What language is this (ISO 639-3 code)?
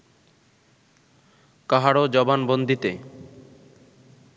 ben